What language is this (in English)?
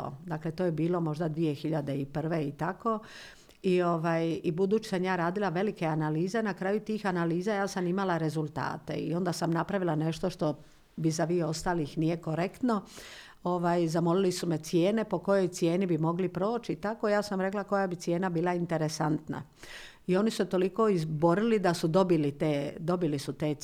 Croatian